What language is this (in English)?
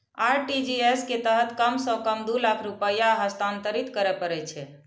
Maithili